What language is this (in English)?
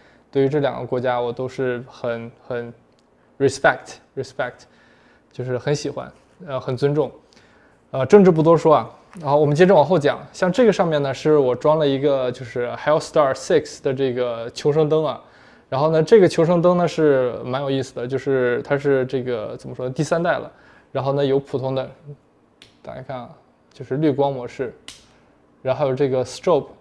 Chinese